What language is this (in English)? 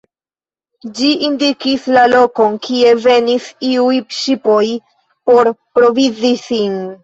Esperanto